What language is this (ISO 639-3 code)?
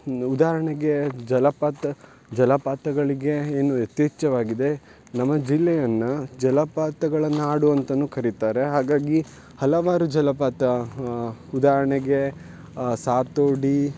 kan